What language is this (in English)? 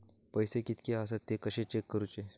Marathi